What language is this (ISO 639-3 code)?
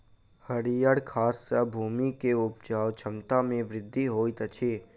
mai